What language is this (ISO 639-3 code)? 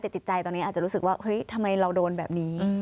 tha